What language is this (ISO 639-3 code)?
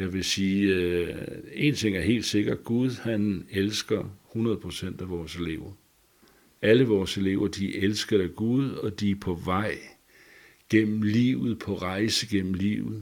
dan